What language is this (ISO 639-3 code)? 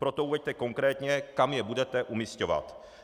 ces